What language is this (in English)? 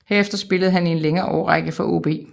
Danish